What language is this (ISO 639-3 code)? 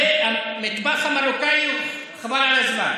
heb